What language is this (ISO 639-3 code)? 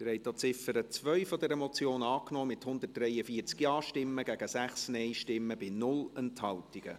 gsw